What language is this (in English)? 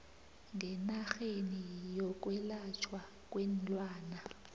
South Ndebele